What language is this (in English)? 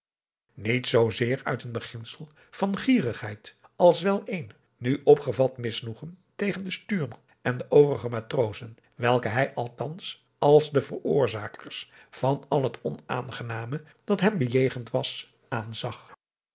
Dutch